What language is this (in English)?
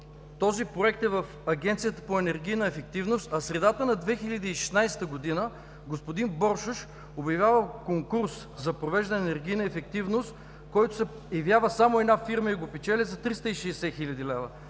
Bulgarian